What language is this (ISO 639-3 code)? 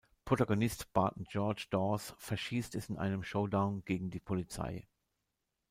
deu